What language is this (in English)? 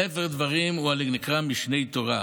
Hebrew